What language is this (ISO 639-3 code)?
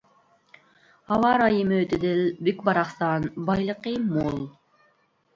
uig